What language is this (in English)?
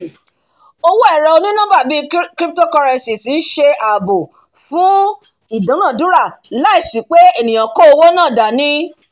Yoruba